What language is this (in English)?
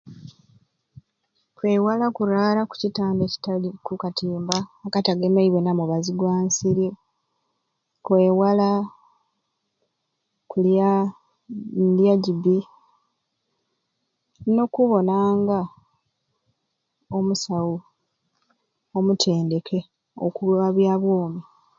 Ruuli